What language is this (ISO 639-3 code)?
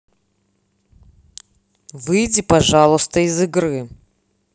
rus